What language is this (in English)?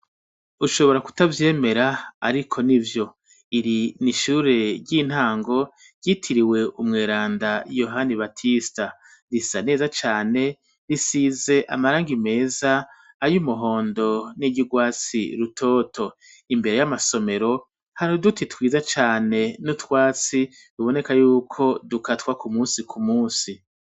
Rundi